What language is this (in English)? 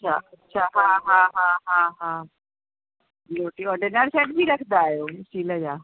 Sindhi